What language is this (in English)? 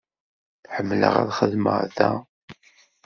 Kabyle